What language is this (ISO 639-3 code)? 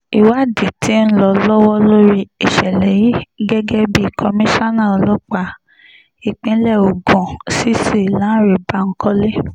yor